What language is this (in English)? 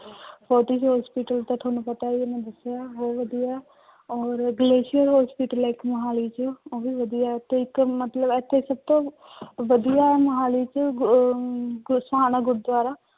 Punjabi